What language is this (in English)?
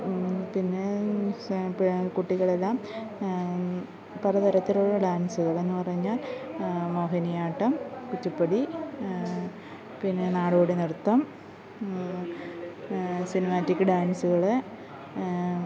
Malayalam